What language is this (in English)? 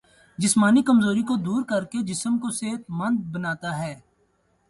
Urdu